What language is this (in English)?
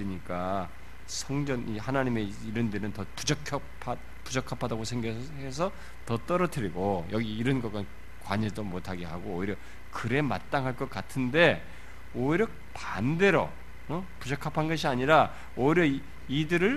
Korean